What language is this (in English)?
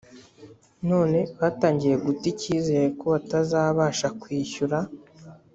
Kinyarwanda